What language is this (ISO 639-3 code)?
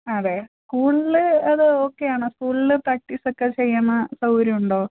mal